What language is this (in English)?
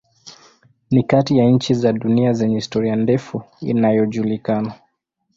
Swahili